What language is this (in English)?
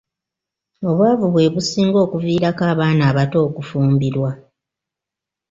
Ganda